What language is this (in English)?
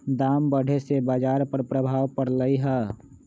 Magahi